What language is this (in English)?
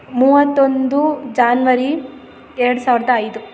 Kannada